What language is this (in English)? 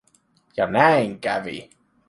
Finnish